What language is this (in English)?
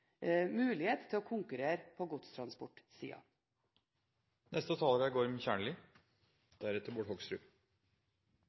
Norwegian Bokmål